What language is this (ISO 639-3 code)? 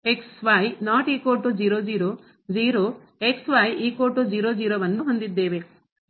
kan